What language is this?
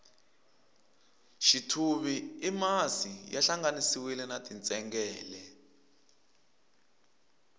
Tsonga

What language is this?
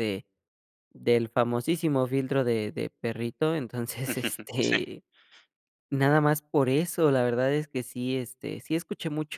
Spanish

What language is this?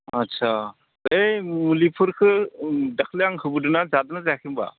Bodo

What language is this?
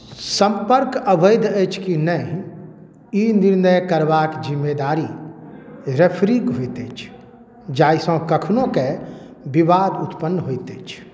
Maithili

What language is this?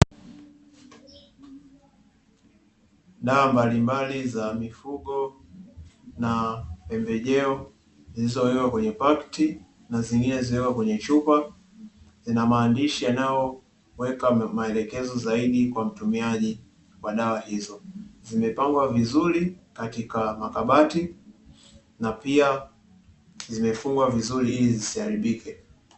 Swahili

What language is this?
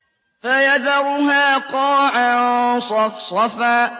Arabic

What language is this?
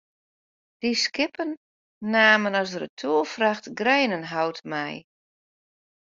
Western Frisian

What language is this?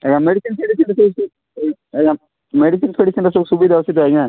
Odia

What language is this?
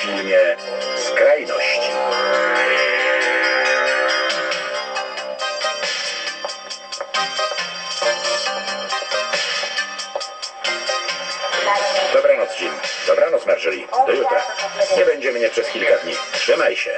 Polish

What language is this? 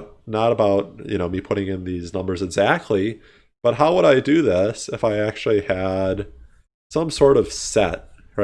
English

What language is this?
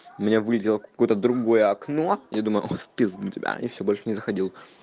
Russian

